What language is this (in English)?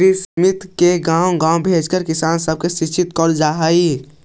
Magahi